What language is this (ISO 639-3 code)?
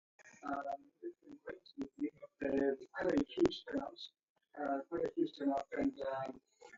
dav